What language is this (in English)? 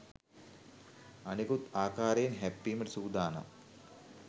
Sinhala